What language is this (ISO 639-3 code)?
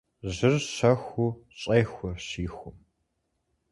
kbd